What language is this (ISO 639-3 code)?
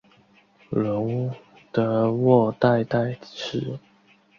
zho